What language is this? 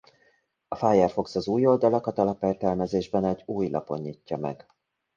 Hungarian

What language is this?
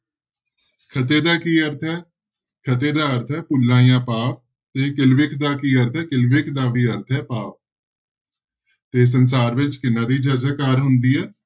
Punjabi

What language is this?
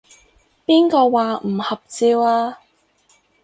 Cantonese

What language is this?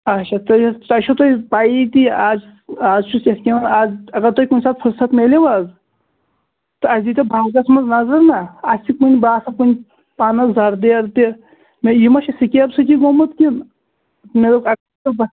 Kashmiri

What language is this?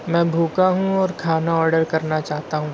Urdu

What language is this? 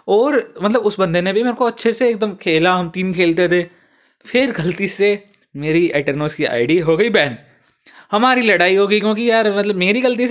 Hindi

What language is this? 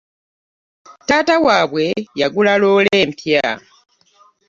Ganda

